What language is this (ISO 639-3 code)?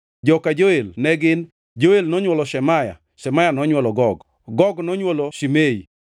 luo